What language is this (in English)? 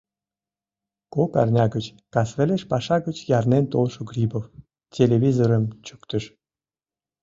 Mari